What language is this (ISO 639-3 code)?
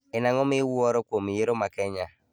luo